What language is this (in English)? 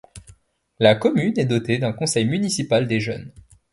French